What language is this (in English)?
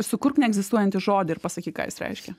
Lithuanian